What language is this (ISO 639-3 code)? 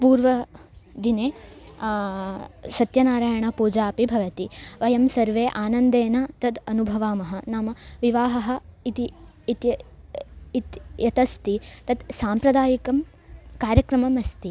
san